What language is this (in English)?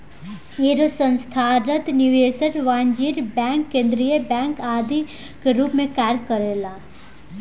Bhojpuri